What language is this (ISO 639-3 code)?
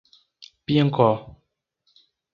por